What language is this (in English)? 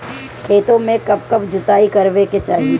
Bhojpuri